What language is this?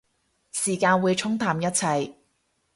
Cantonese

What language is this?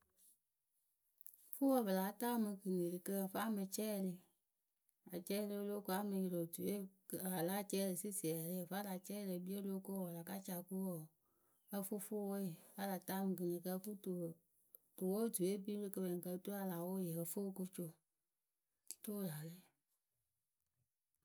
Akebu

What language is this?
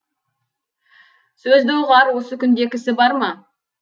Kazakh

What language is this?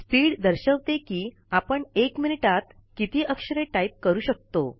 Marathi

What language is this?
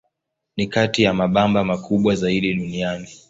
Swahili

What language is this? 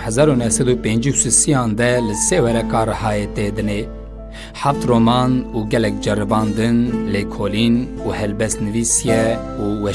Turkish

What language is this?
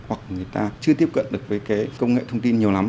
Vietnamese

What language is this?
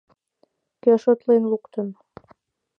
Mari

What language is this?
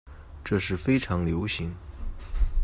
Chinese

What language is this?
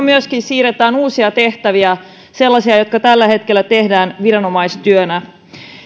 Finnish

